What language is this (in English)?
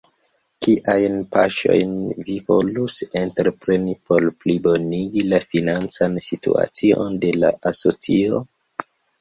Esperanto